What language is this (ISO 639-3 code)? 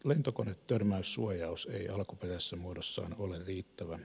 fin